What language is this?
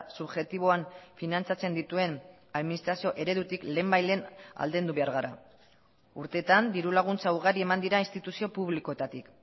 Basque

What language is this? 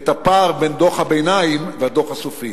Hebrew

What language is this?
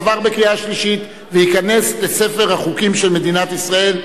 Hebrew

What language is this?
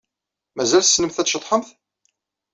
Kabyle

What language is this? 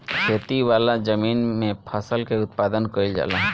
Bhojpuri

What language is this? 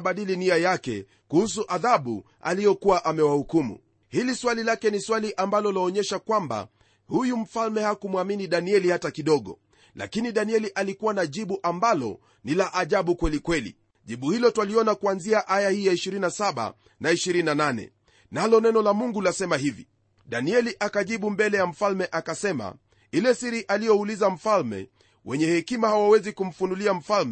Swahili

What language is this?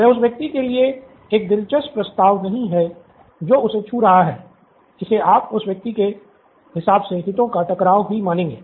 Hindi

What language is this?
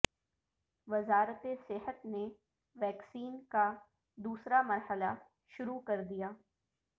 Urdu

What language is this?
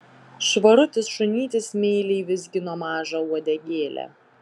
Lithuanian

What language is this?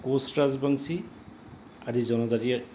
Assamese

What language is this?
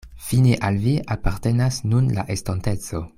Esperanto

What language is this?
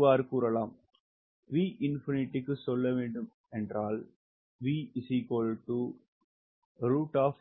Tamil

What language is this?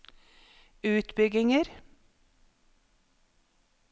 Norwegian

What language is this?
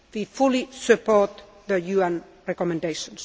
English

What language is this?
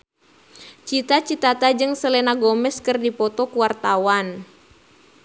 Sundanese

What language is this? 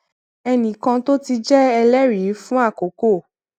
Yoruba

